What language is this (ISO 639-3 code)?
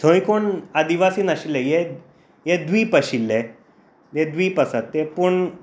kok